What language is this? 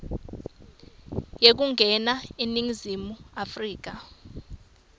Swati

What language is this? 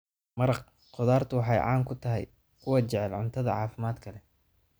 Somali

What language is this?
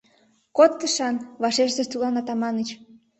Mari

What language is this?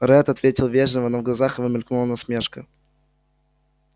Russian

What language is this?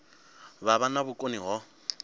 Venda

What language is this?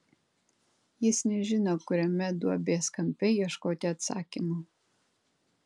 Lithuanian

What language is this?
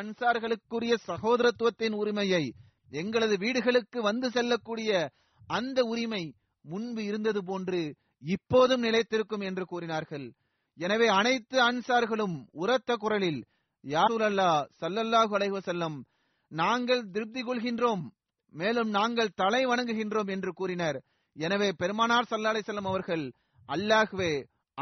Tamil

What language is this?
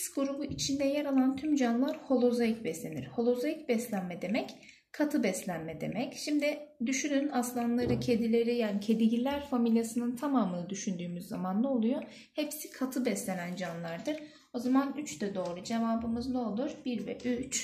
Turkish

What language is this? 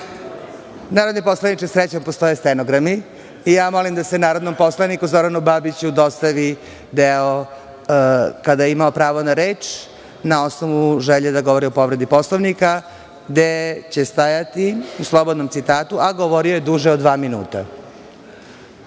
Serbian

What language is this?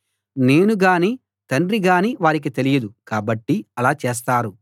Telugu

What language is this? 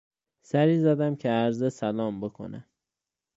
Persian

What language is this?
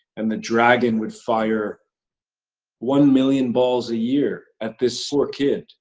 English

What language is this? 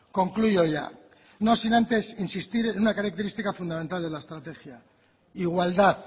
Spanish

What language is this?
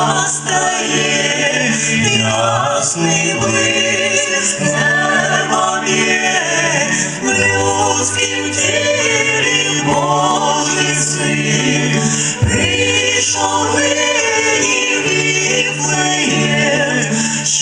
Ukrainian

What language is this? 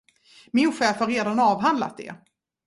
Swedish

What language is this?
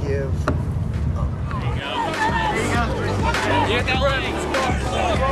English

